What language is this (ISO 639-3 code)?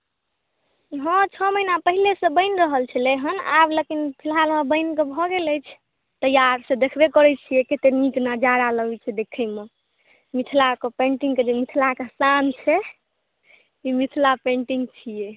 mai